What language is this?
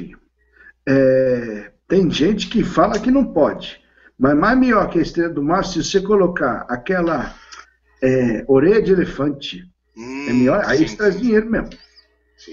Portuguese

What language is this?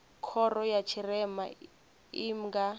Venda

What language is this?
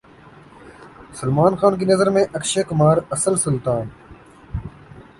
Urdu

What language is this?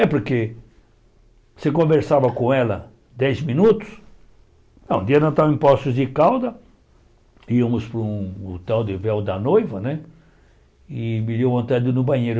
Portuguese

